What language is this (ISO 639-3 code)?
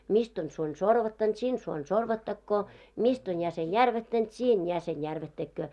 fin